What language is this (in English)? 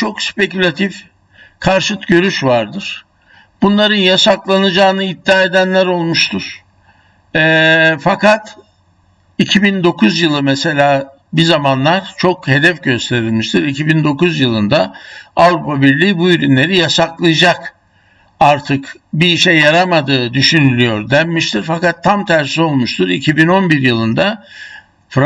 Turkish